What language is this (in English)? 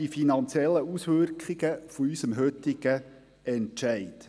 Swiss German